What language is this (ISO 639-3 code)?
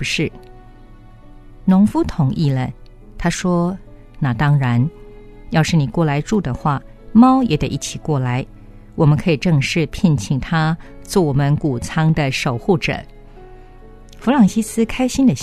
zho